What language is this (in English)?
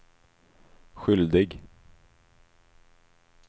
Swedish